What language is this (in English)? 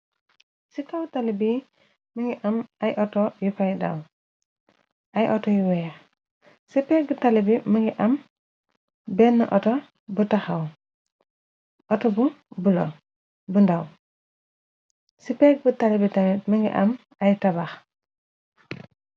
Wolof